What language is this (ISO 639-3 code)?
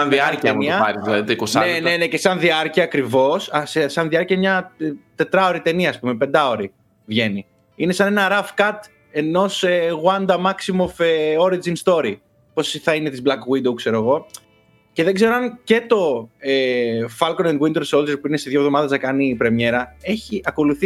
ell